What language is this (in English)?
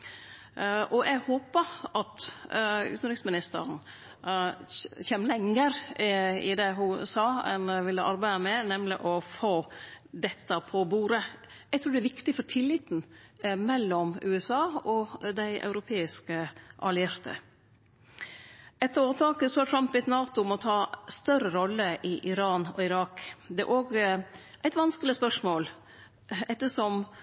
Norwegian Nynorsk